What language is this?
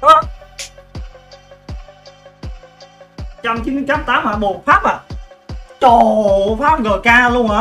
Vietnamese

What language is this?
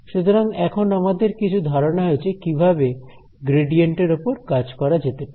Bangla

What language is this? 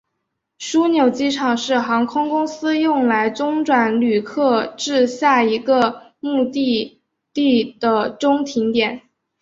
Chinese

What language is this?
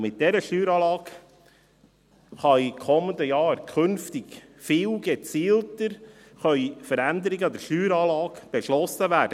Swiss German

